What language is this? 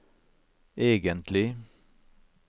Norwegian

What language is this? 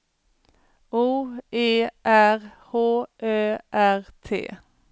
Swedish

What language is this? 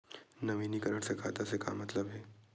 Chhattisgarhi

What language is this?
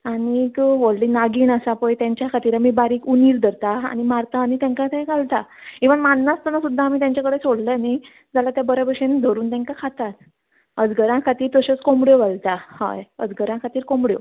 Konkani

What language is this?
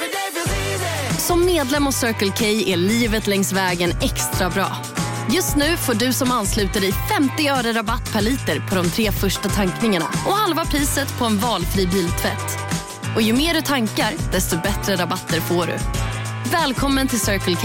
Swedish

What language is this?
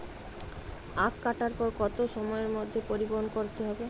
Bangla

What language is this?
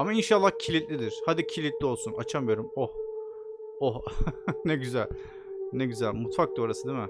Turkish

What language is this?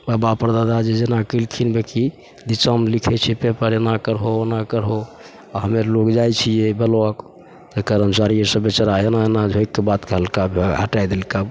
Maithili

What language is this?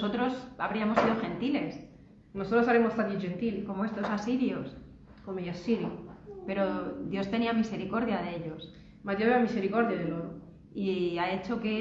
Spanish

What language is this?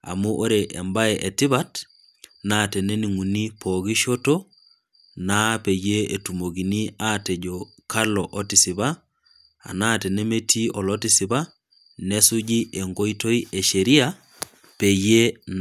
Masai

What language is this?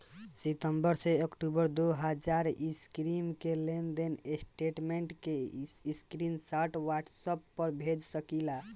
Bhojpuri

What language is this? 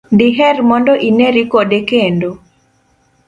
Luo (Kenya and Tanzania)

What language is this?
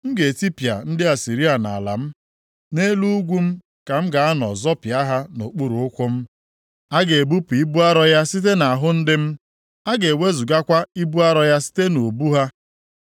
Igbo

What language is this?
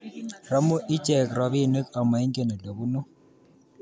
Kalenjin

